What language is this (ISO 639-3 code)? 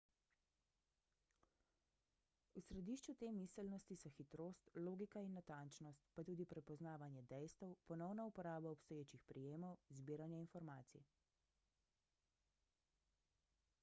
slv